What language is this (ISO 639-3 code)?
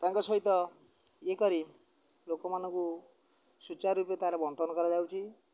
ori